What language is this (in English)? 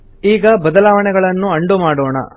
Kannada